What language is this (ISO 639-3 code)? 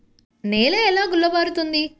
tel